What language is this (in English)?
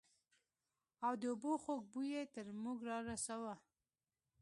Pashto